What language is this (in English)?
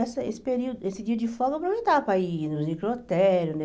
Portuguese